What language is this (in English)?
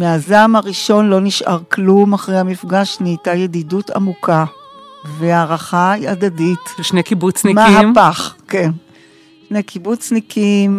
Hebrew